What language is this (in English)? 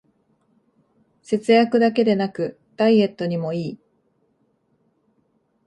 Japanese